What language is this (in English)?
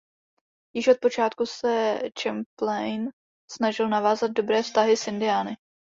Czech